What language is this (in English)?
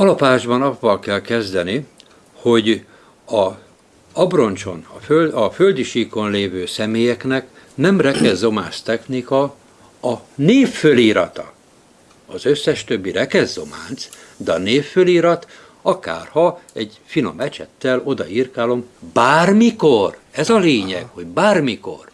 Hungarian